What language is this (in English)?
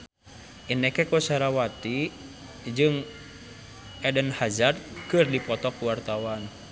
Sundanese